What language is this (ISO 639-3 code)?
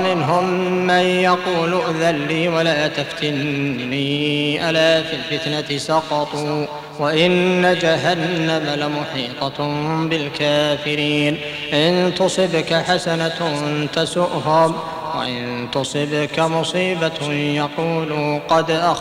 ara